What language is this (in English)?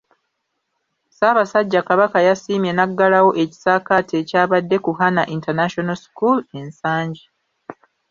Ganda